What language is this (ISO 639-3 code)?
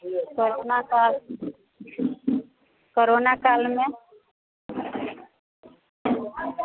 mai